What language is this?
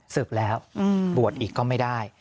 Thai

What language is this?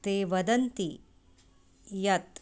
Sanskrit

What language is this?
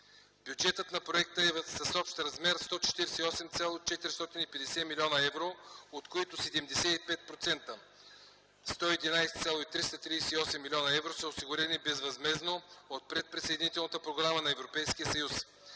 Bulgarian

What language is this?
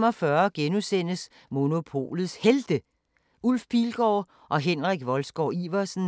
Danish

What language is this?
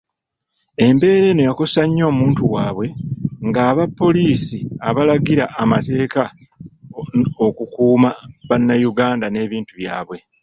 Ganda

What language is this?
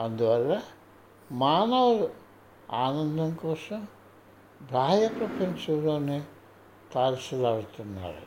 Telugu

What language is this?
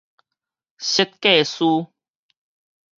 Min Nan Chinese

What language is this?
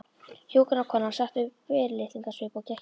Icelandic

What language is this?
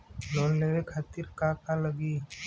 Bhojpuri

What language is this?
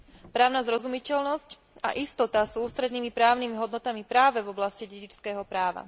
Slovak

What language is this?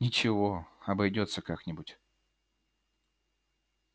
Russian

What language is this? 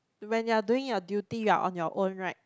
English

